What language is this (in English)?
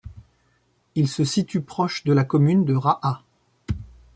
French